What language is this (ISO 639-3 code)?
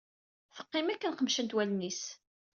kab